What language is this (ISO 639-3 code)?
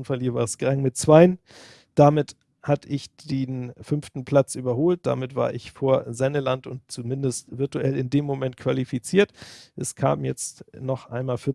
deu